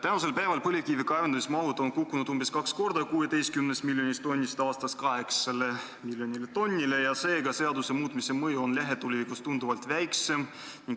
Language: Estonian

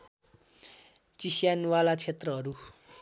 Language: Nepali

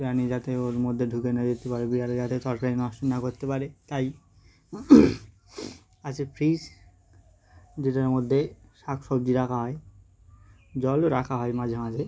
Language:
Bangla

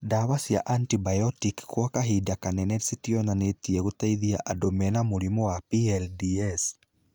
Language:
Kikuyu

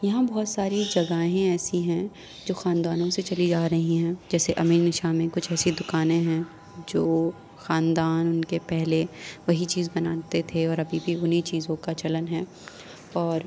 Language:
Urdu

